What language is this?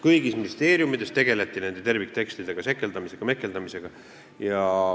Estonian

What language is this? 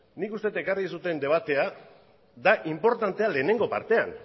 Basque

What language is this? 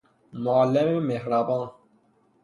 Persian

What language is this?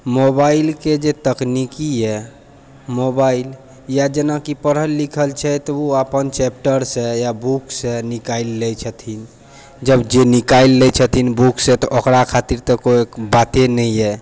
Maithili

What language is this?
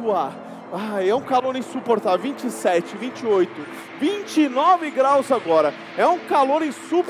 Portuguese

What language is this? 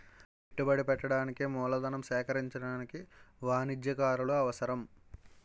Telugu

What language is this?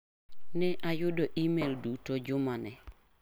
Luo (Kenya and Tanzania)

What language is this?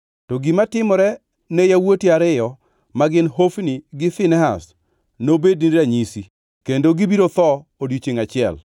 Luo (Kenya and Tanzania)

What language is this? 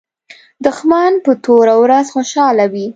Pashto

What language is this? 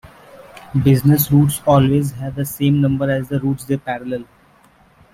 English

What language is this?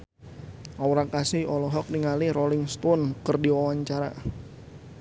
Sundanese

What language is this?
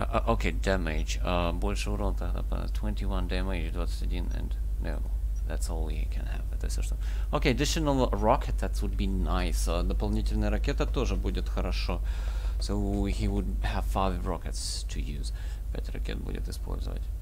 Russian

